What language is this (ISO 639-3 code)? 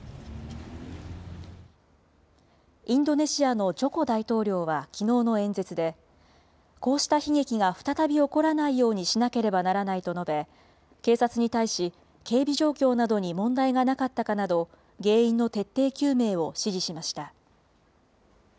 jpn